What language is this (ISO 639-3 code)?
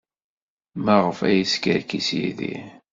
kab